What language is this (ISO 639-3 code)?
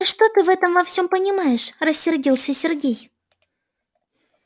rus